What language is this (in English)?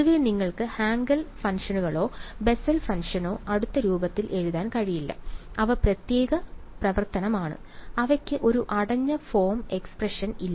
Malayalam